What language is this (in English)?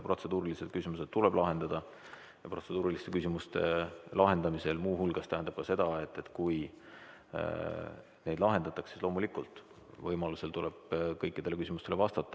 Estonian